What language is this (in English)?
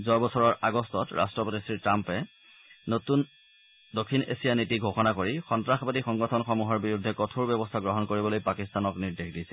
Assamese